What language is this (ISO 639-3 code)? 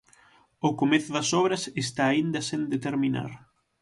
glg